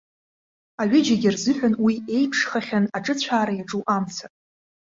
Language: Abkhazian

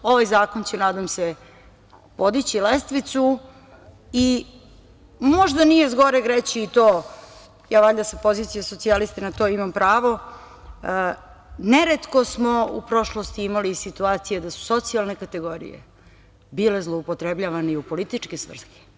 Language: Serbian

